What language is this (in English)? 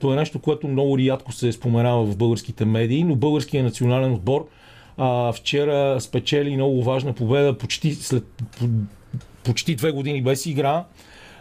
Bulgarian